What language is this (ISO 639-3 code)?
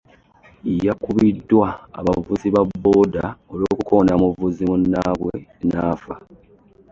lug